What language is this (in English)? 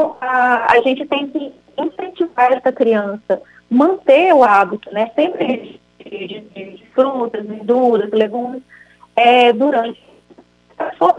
Portuguese